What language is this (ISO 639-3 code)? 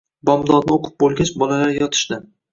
uzb